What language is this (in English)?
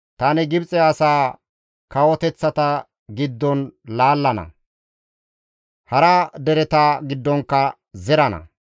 Gamo